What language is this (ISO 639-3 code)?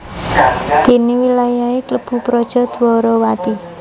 jav